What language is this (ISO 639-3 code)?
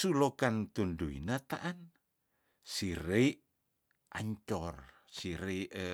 tdn